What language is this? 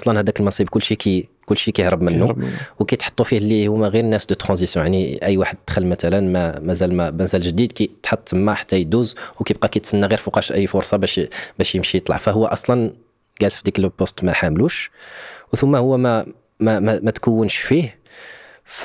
Arabic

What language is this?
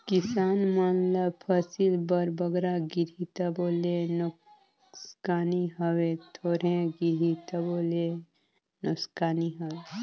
Chhattisgarhi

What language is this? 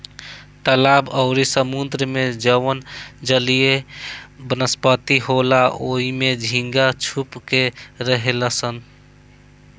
Bhojpuri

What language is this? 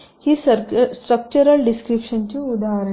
Marathi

